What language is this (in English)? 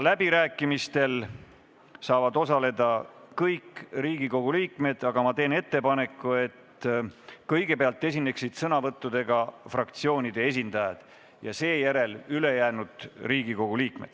Estonian